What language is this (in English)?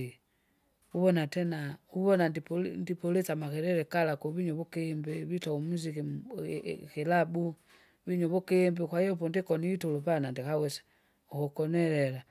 Kinga